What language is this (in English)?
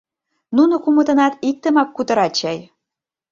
Mari